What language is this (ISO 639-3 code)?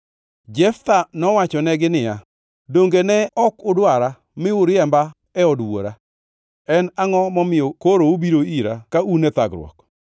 luo